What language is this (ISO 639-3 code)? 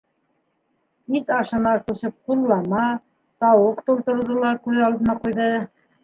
bak